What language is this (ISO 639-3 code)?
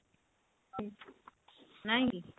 ori